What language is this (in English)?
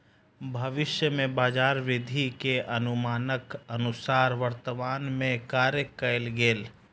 Maithili